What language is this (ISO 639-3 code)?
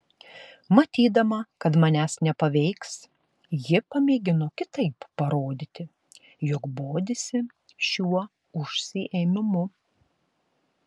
lit